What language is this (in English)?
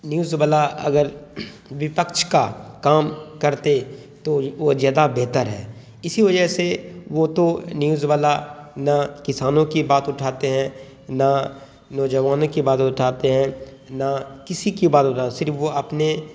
Urdu